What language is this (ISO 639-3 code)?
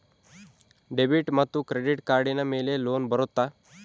kan